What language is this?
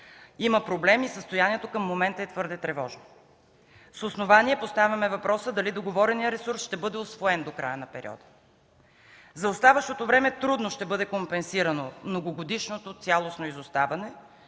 Bulgarian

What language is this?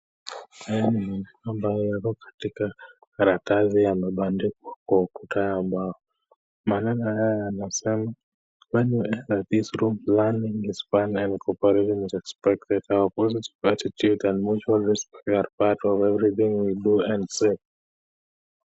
Swahili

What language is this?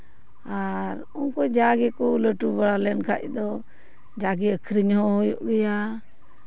Santali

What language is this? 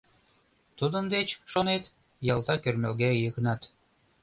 Mari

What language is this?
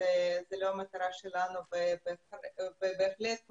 Hebrew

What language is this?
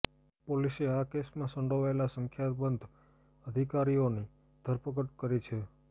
Gujarati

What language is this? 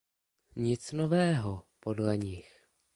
Czech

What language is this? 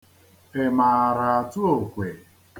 Igbo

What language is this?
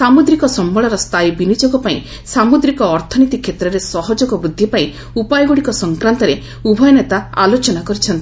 Odia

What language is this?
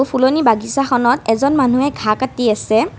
Assamese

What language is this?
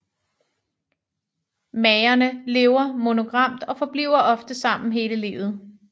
Danish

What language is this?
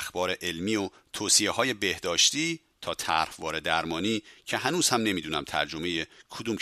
Persian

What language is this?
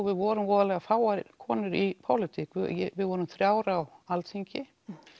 Icelandic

